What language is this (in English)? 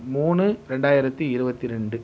Tamil